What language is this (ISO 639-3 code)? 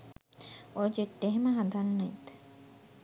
sin